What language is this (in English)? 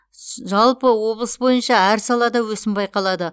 Kazakh